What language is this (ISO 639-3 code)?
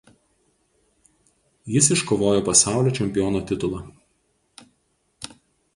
lit